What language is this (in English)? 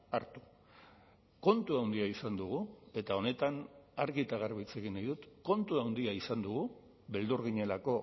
Basque